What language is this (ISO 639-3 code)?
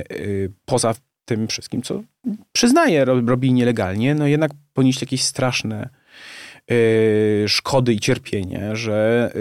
pol